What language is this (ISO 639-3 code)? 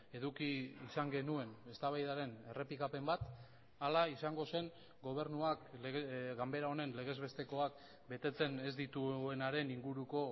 eus